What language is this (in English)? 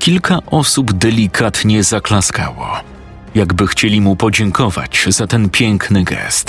Polish